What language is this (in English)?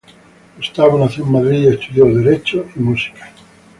Spanish